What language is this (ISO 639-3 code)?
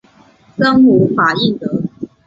zho